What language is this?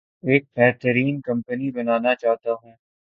Urdu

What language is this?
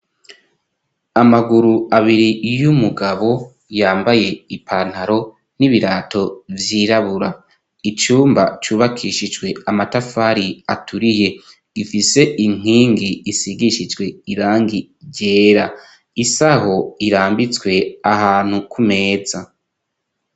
Rundi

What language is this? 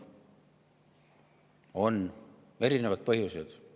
Estonian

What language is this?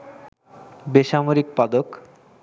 Bangla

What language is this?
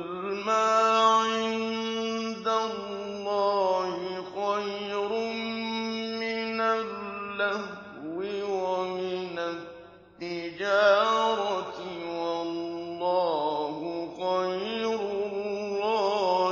Arabic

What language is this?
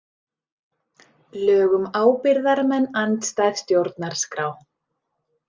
Icelandic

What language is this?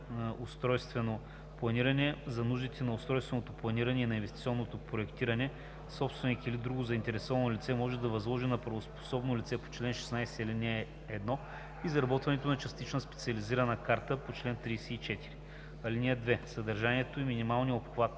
Bulgarian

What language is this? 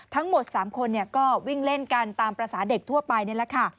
Thai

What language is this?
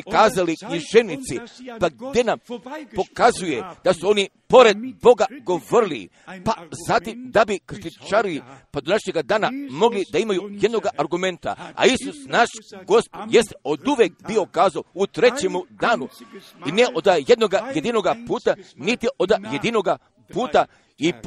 Croatian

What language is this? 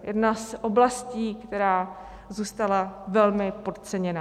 Czech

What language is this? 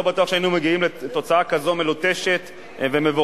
Hebrew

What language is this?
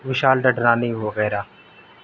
Urdu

